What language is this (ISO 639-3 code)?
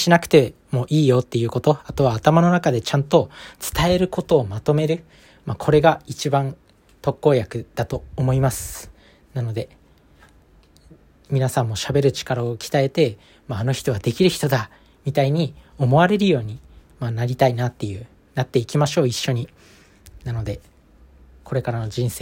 jpn